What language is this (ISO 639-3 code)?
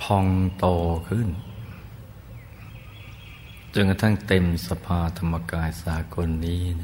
tha